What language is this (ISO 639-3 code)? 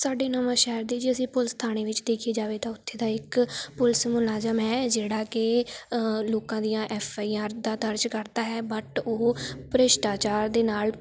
pan